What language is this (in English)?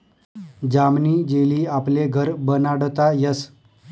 Marathi